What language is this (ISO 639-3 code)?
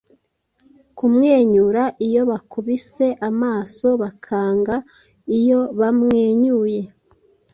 kin